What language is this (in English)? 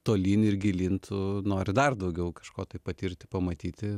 Lithuanian